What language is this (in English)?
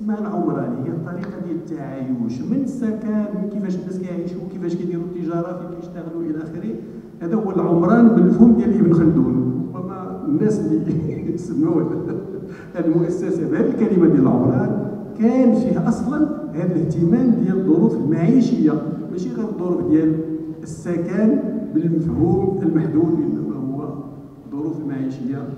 Arabic